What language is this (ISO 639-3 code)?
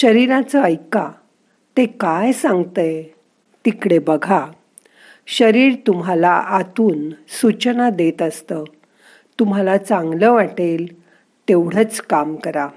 mar